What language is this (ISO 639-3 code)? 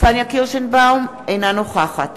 heb